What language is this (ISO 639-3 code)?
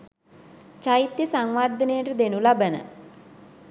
sin